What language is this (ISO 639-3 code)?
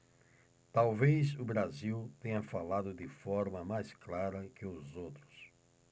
por